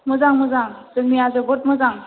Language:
Bodo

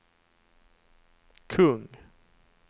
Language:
Swedish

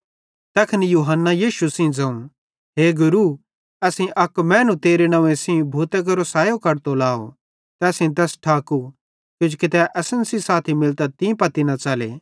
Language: Bhadrawahi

